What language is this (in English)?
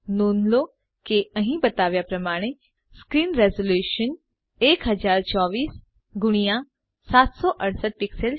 Gujarati